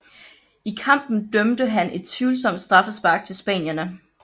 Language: Danish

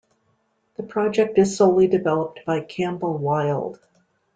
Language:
English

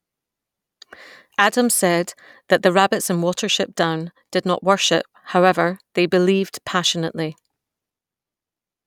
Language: English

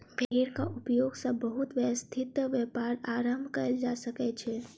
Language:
Maithili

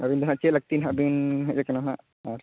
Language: Santali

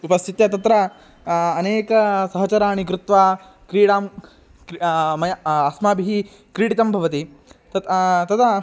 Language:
Sanskrit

